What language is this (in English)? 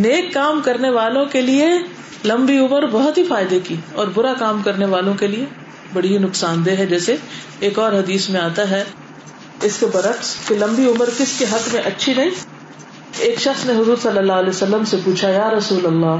Urdu